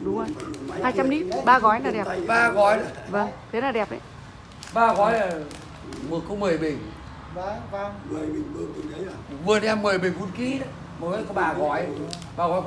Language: Vietnamese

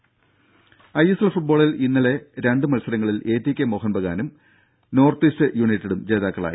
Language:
Malayalam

